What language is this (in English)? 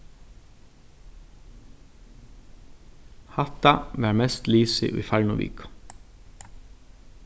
Faroese